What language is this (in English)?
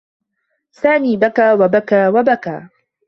Arabic